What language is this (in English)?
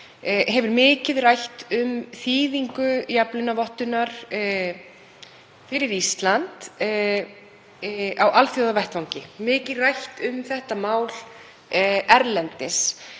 Icelandic